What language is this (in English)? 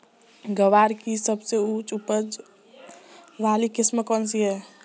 Hindi